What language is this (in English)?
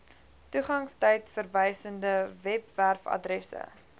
Afrikaans